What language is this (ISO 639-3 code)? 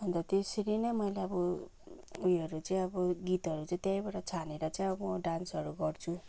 nep